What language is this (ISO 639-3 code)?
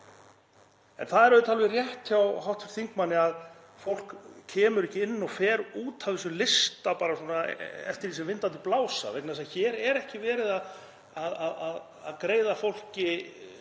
isl